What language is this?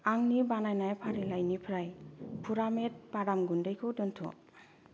Bodo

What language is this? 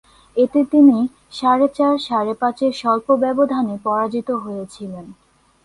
Bangla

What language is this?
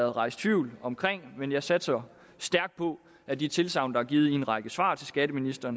Danish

